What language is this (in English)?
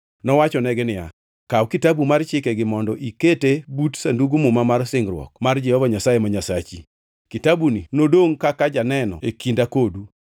Luo (Kenya and Tanzania)